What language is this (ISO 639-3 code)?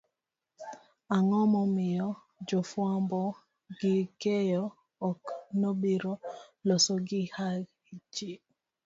luo